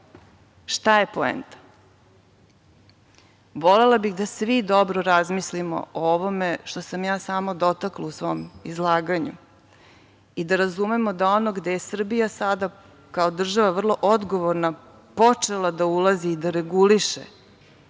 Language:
Serbian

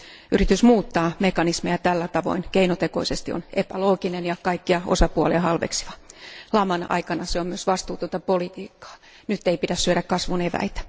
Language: Finnish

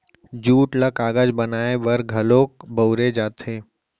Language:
Chhattisgarhi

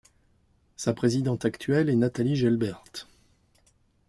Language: French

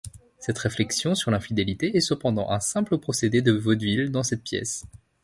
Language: French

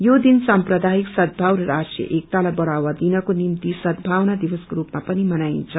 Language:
Nepali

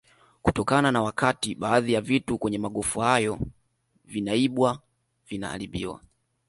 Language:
Swahili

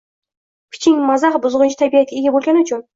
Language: Uzbek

